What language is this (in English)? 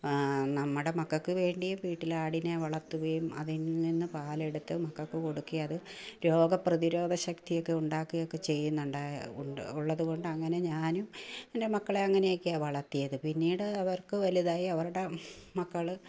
Malayalam